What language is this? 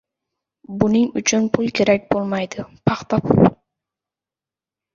Uzbek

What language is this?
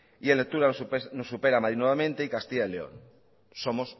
Spanish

